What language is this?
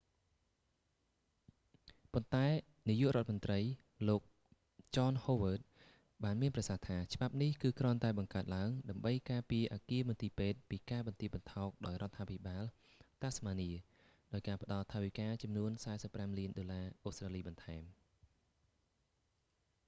Khmer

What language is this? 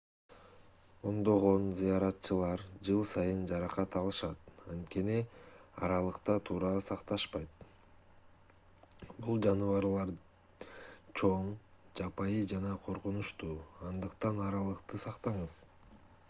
Kyrgyz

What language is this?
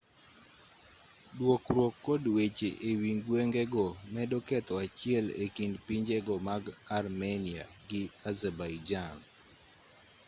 Luo (Kenya and Tanzania)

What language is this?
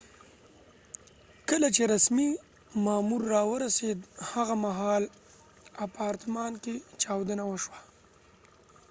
Pashto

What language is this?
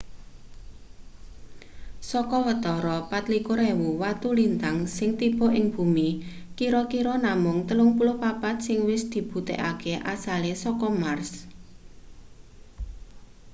Javanese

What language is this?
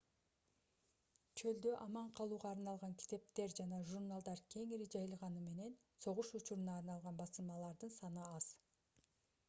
Kyrgyz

